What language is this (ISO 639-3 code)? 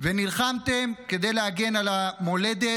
heb